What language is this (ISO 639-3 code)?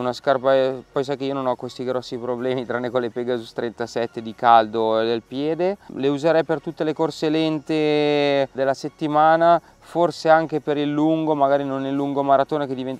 ita